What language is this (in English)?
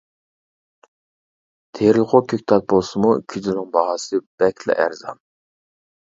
Uyghur